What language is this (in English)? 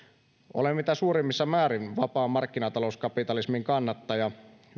Finnish